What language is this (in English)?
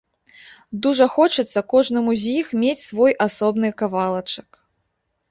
Belarusian